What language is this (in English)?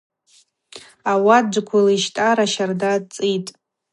Abaza